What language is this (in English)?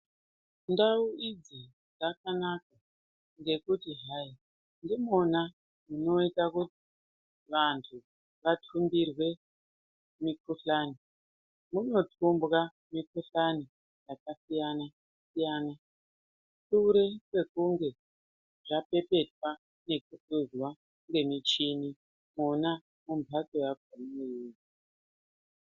Ndau